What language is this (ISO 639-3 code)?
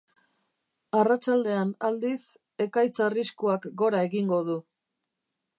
eus